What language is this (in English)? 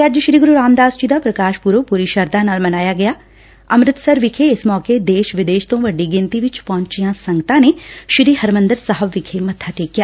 Punjabi